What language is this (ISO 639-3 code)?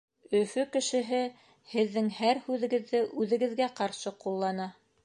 bak